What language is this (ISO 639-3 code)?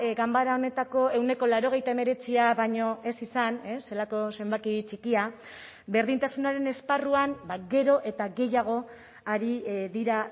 eus